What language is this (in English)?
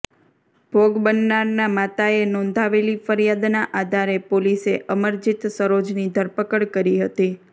Gujarati